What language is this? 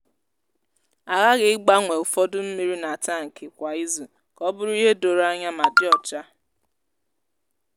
Igbo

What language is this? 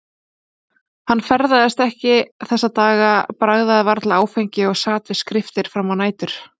Icelandic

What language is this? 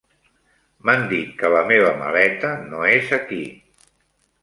Catalan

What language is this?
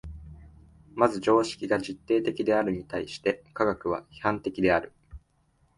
Japanese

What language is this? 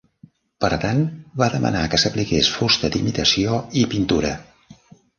Catalan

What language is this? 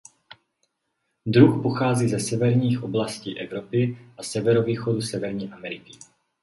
Czech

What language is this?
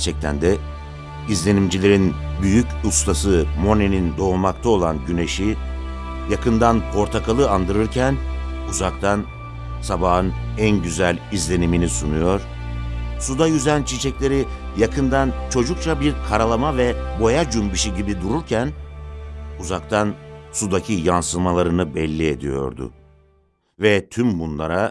Turkish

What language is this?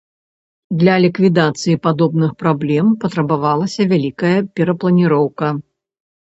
Belarusian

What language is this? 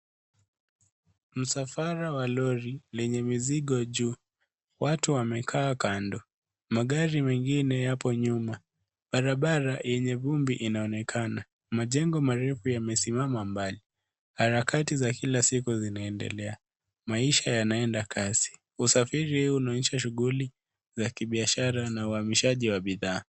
Swahili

